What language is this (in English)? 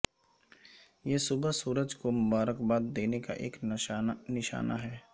Urdu